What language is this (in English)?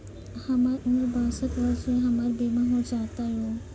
Maithili